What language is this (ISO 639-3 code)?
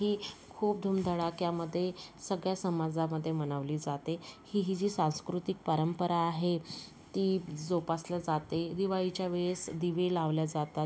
mar